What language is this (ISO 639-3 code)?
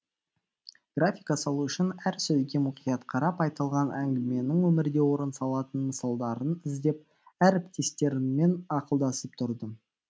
kaz